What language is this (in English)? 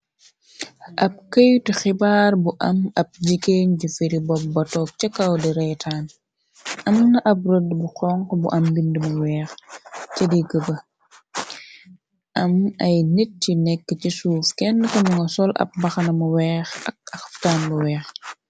Wolof